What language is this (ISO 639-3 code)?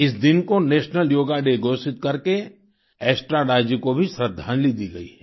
hin